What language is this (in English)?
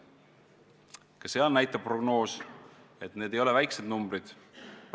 Estonian